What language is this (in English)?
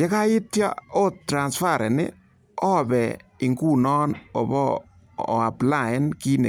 Kalenjin